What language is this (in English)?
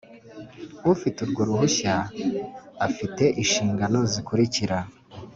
Kinyarwanda